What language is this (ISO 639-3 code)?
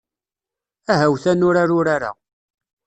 kab